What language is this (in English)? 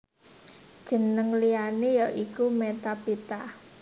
Javanese